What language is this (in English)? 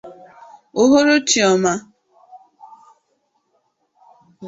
Igbo